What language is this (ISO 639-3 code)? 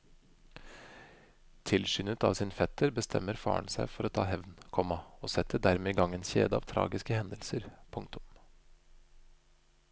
nor